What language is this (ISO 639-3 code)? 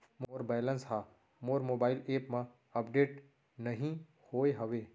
hne